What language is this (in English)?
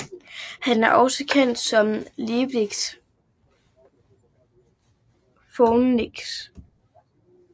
Danish